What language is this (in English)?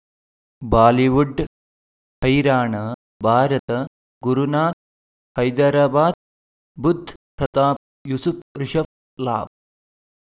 Kannada